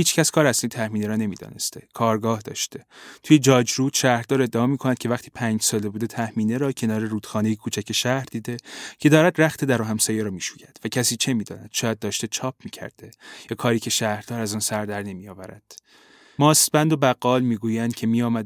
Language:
Persian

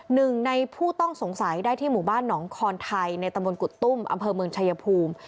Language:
Thai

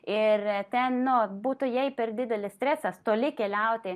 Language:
Lithuanian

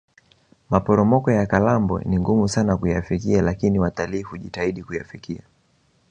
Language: Swahili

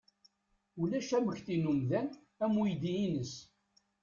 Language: Kabyle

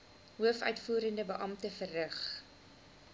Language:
Afrikaans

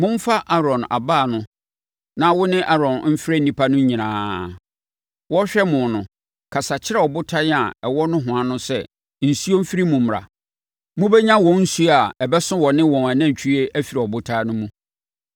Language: Akan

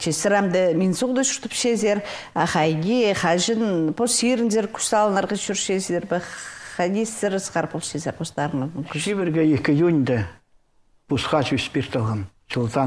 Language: Russian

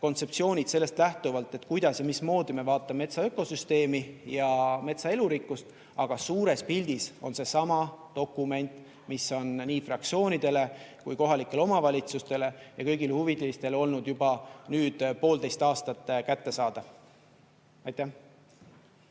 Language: Estonian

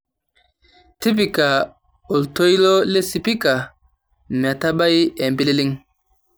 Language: Masai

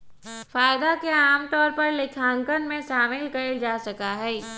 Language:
Magahi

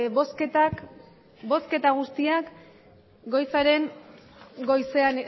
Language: Basque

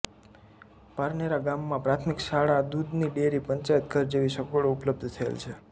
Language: Gujarati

